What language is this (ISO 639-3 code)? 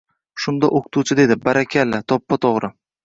uzb